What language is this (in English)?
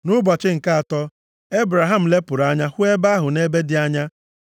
Igbo